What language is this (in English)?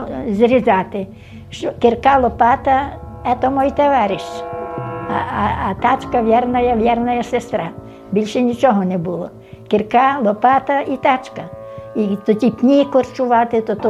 Ukrainian